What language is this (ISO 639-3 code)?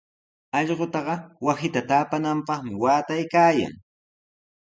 qws